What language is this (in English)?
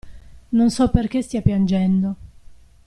Italian